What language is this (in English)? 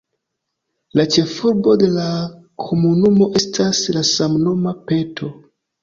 Esperanto